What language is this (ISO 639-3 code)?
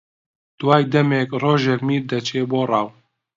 ckb